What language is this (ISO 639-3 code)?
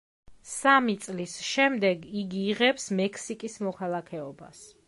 kat